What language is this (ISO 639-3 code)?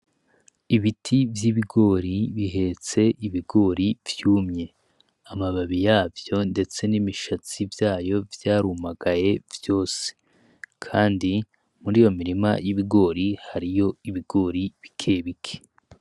run